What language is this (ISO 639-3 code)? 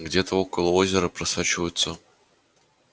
rus